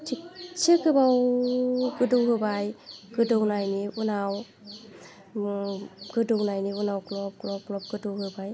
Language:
Bodo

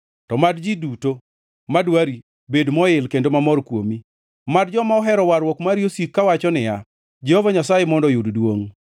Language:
Luo (Kenya and Tanzania)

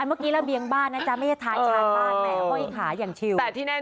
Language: Thai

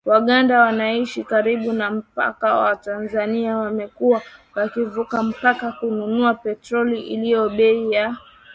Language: Swahili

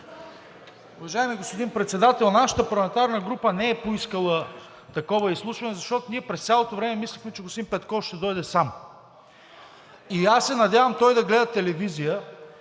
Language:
Bulgarian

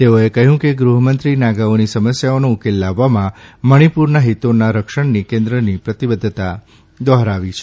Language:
Gujarati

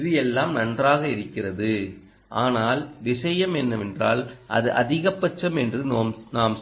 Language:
Tamil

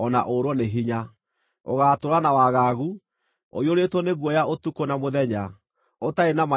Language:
Kikuyu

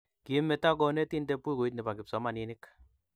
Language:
Kalenjin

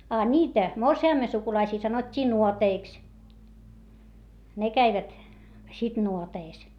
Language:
Finnish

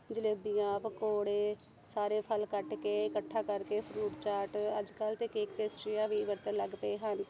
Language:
Punjabi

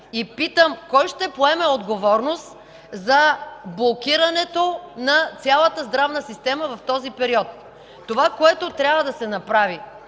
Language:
Bulgarian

